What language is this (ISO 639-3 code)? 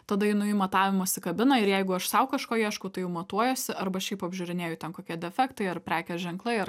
lit